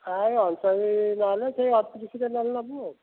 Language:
Odia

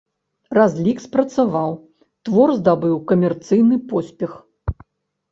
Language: Belarusian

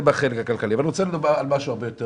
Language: Hebrew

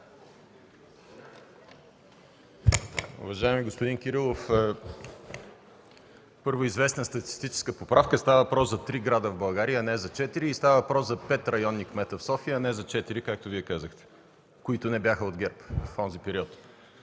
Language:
Bulgarian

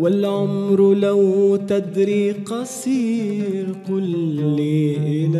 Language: Arabic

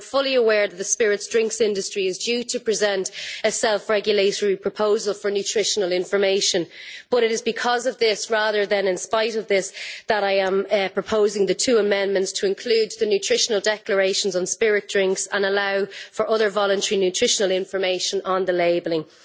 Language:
English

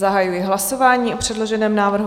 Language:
Czech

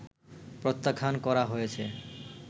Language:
Bangla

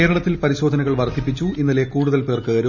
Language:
Malayalam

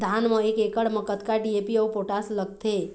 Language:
Chhattisgarhi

